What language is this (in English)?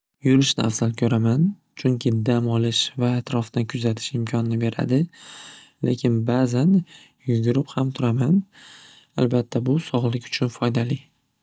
Uzbek